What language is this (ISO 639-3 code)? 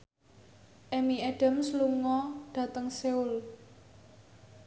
jav